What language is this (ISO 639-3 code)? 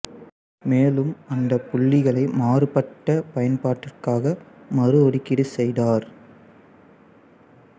tam